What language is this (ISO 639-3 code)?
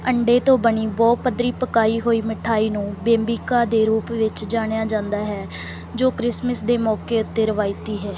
pan